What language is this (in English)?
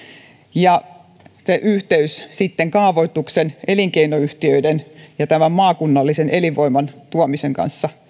Finnish